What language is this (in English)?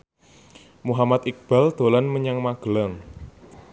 Javanese